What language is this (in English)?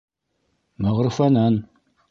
Bashkir